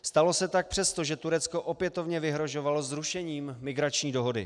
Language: Czech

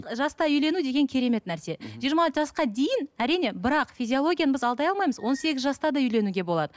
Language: Kazakh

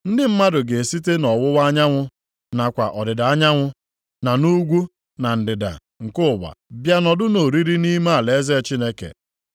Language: Igbo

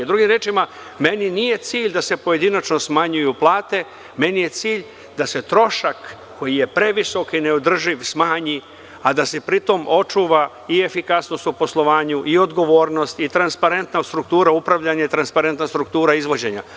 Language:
Serbian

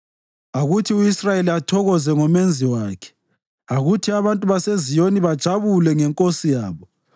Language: North Ndebele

